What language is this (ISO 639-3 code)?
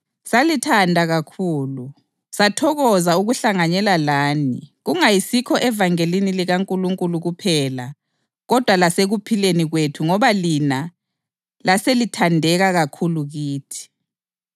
nde